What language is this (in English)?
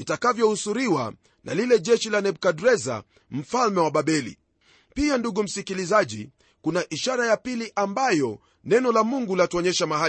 Swahili